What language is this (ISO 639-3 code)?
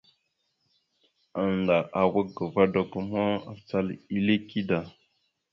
mxu